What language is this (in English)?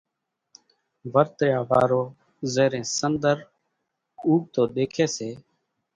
Kachi Koli